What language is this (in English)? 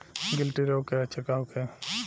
Bhojpuri